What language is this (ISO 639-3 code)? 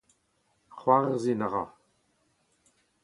bre